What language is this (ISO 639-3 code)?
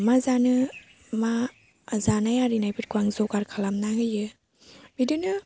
brx